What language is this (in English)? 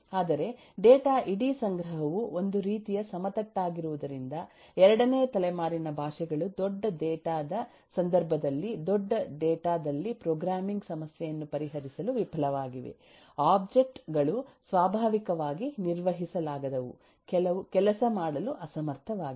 Kannada